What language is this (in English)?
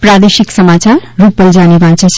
Gujarati